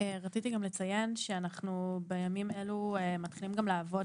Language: Hebrew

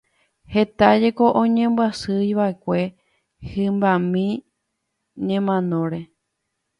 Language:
Guarani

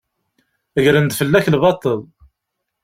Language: Kabyle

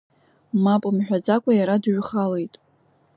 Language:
Abkhazian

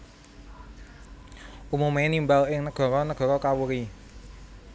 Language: Javanese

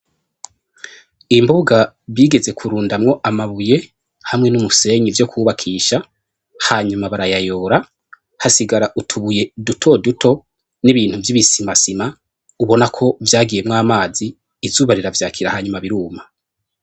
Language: Rundi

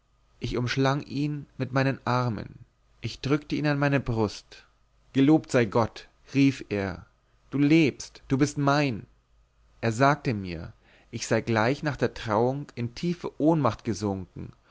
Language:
German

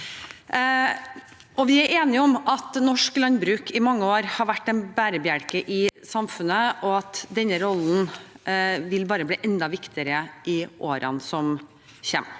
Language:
Norwegian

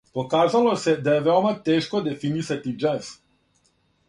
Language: Serbian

